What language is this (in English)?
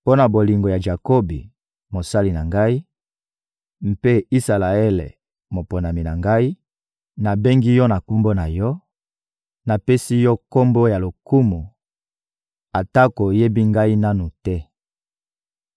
Lingala